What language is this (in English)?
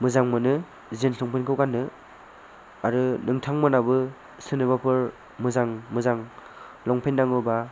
Bodo